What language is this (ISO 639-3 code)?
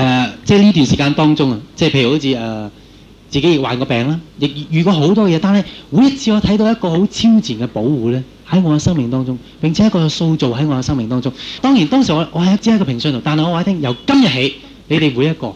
zho